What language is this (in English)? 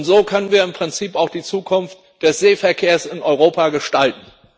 German